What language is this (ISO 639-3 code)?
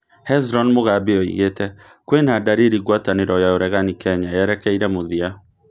kik